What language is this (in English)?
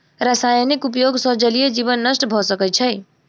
Maithili